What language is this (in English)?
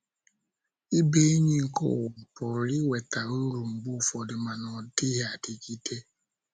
Igbo